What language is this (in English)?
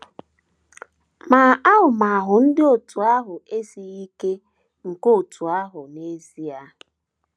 Igbo